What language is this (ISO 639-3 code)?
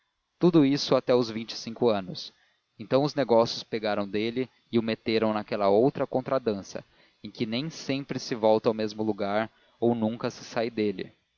por